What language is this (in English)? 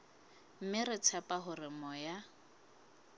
Southern Sotho